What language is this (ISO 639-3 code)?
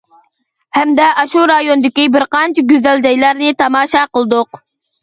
uig